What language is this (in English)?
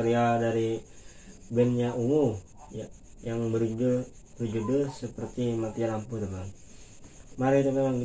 Indonesian